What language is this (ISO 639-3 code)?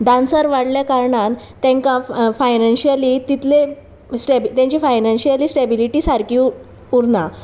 kok